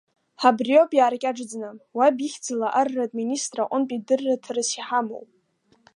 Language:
Abkhazian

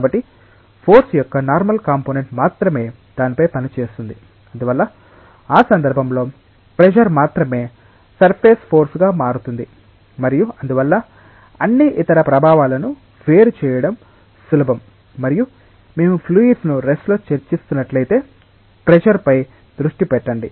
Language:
Telugu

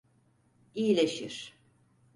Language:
Turkish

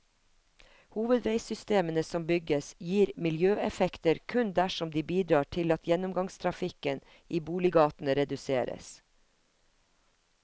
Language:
Norwegian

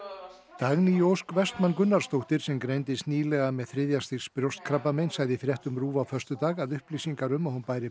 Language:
Icelandic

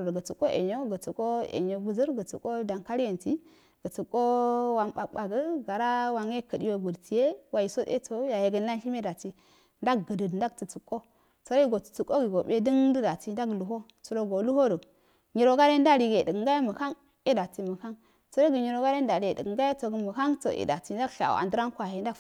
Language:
Afade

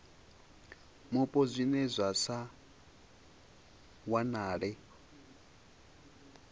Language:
Venda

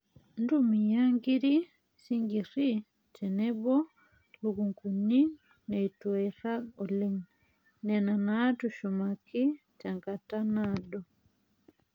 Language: Masai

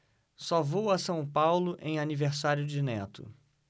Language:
Portuguese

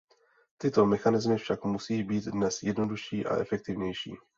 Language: Czech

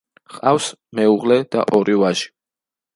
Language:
Georgian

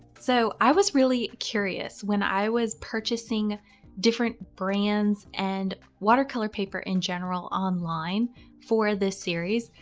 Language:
English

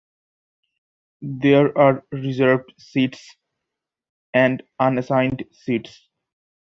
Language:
English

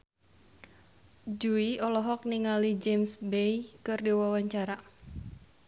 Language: Sundanese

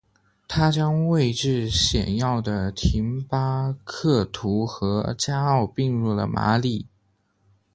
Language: Chinese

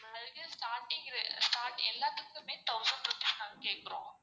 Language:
Tamil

